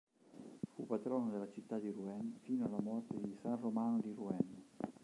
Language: Italian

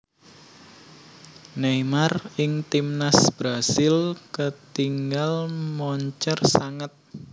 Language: Javanese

